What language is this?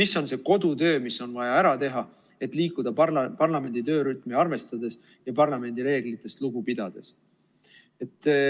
Estonian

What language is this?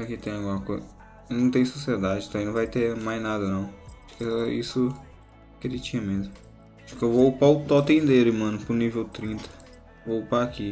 Portuguese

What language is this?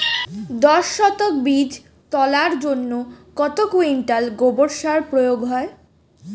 Bangla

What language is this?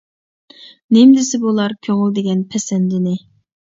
Uyghur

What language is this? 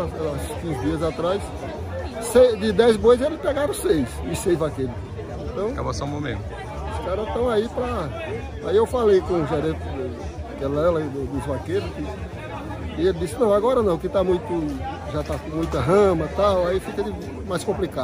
Portuguese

